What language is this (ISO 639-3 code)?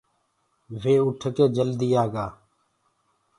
ggg